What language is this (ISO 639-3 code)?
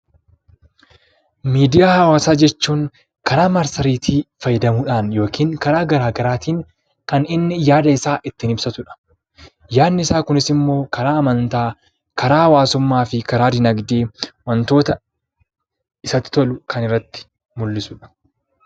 orm